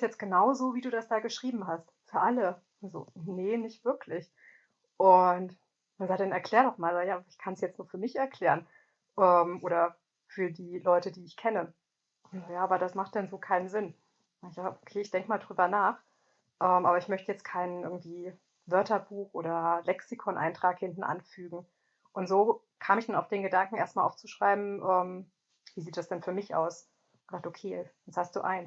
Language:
German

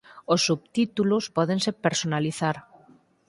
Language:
Galician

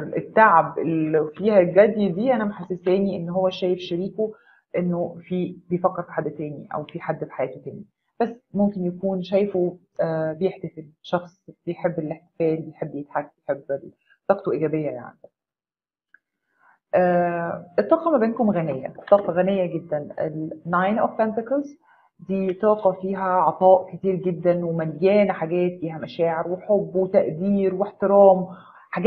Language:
Arabic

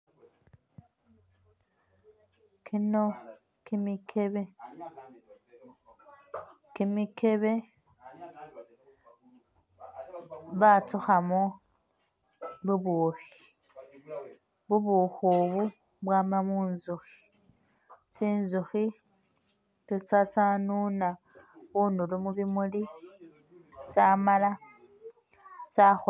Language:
Masaaba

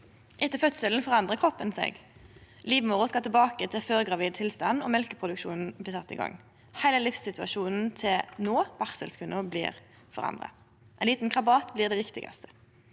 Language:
Norwegian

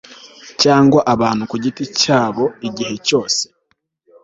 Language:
Kinyarwanda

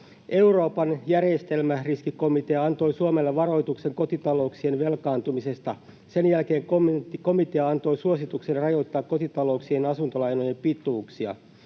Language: Finnish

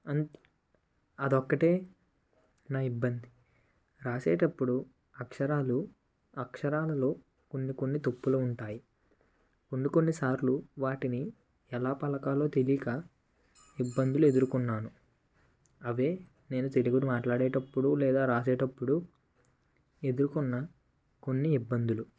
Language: Telugu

